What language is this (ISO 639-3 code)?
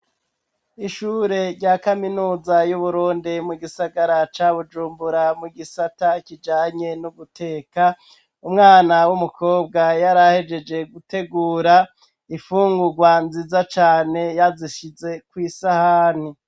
run